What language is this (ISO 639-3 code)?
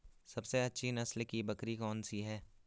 hin